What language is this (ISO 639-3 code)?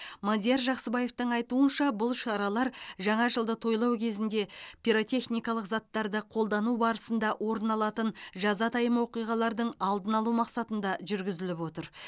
kaz